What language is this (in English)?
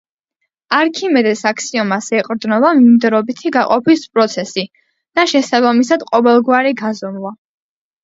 Georgian